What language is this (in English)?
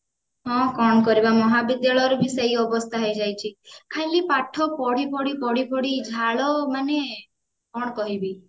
Odia